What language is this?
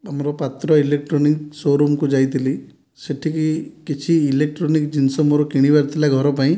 Odia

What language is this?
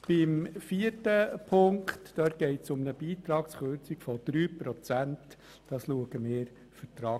Swiss German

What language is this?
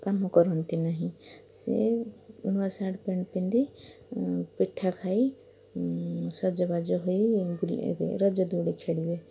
Odia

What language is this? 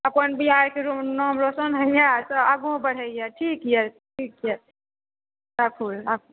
Maithili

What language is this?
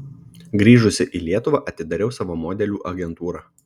Lithuanian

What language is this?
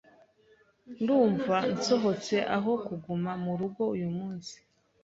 Kinyarwanda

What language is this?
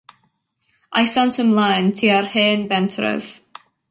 Welsh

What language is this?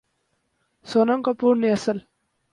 Urdu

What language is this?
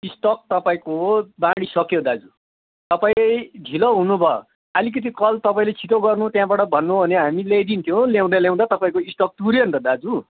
Nepali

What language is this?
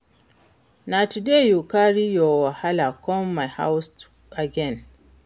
Nigerian Pidgin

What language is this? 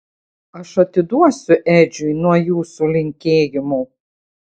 Lithuanian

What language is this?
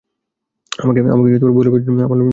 Bangla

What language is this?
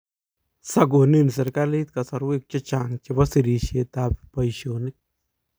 Kalenjin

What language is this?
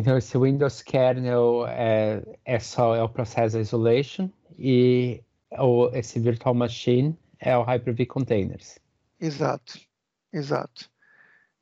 Portuguese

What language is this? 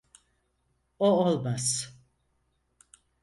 Turkish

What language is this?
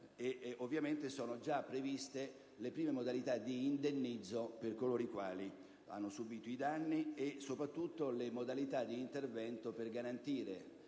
Italian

